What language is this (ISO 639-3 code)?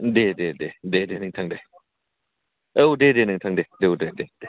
brx